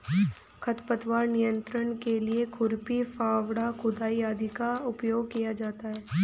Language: Hindi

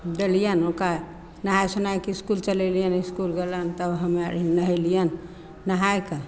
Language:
Maithili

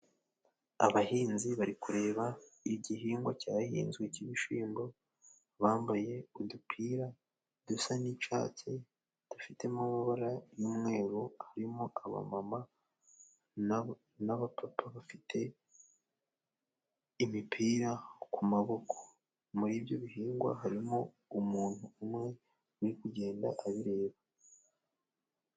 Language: Kinyarwanda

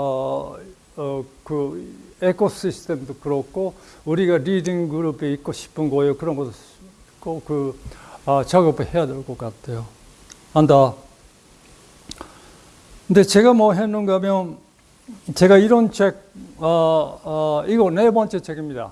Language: Korean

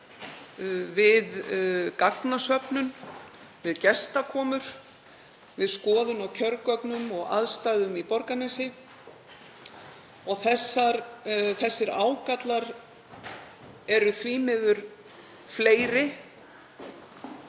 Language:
Icelandic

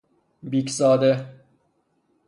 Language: Persian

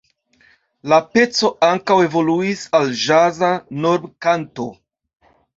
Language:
Esperanto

